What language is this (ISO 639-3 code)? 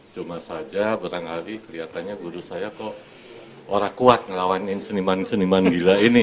ind